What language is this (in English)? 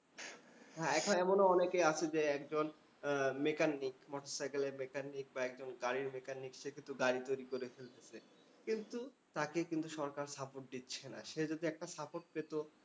Bangla